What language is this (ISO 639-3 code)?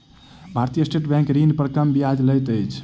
mai